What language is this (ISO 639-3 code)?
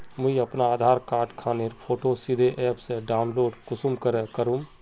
mag